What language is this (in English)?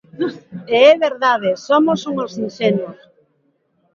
Galician